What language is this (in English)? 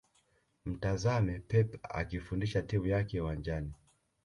Swahili